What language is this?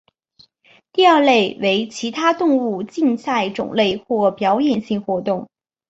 Chinese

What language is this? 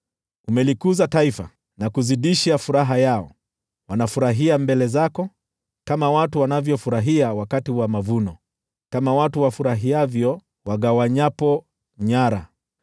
Swahili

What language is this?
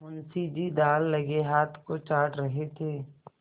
Hindi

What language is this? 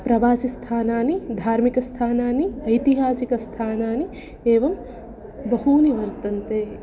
Sanskrit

